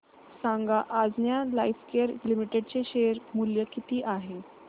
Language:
Marathi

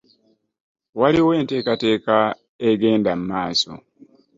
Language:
Ganda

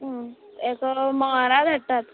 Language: Konkani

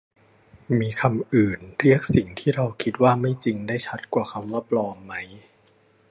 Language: Thai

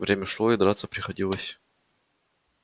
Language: Russian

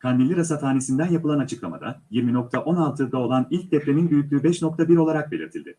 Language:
Turkish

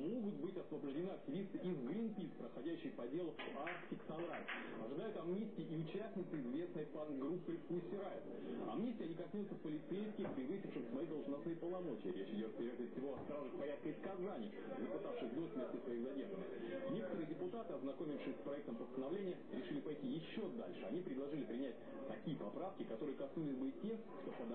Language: Russian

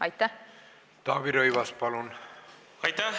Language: Estonian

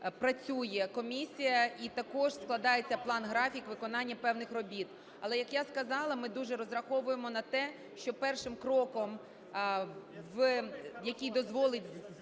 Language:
Ukrainian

